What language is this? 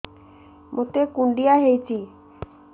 Odia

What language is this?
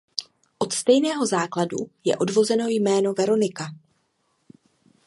Czech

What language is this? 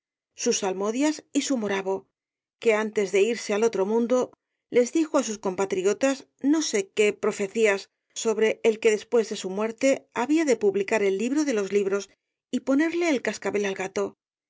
Spanish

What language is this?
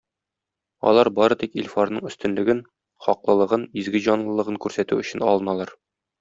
Tatar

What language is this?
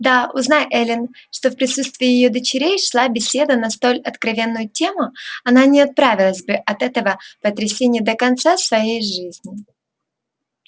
Russian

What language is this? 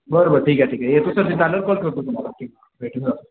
Marathi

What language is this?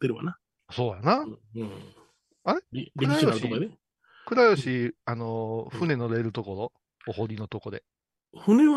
Japanese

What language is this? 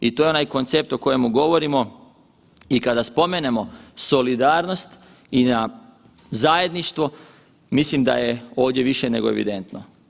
Croatian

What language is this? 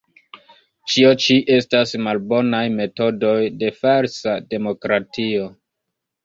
Esperanto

